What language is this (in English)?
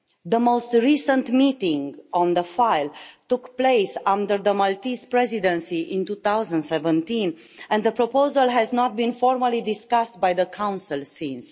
English